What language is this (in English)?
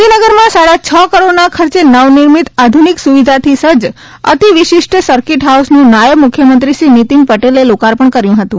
Gujarati